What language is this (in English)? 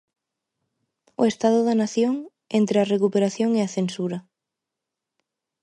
Galician